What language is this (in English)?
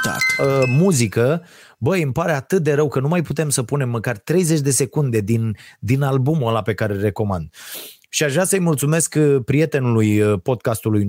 Romanian